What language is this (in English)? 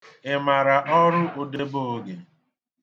Igbo